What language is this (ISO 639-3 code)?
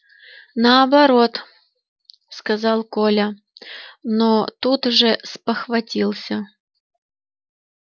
rus